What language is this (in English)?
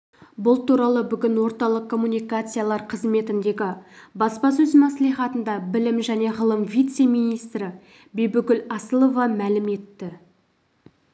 Kazakh